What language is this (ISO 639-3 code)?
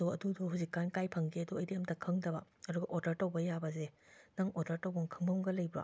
mni